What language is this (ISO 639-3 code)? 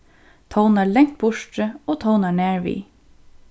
fao